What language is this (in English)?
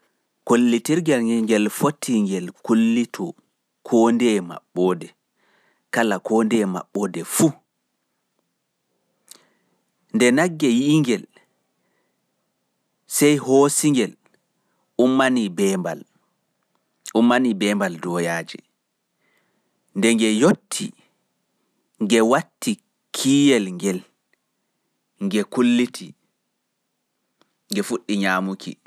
Pular